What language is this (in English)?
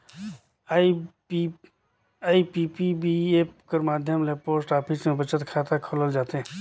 Chhattisgarhi